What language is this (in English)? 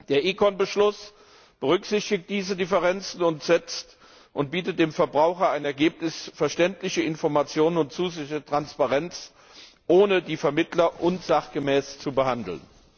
German